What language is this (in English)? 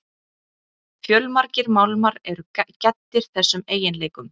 Icelandic